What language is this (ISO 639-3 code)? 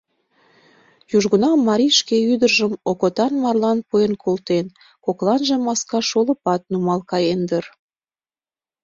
chm